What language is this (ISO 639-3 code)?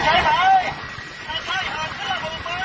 tha